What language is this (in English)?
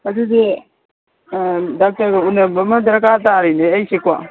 Manipuri